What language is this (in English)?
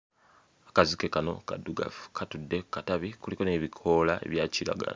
Ganda